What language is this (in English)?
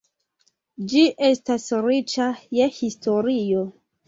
Esperanto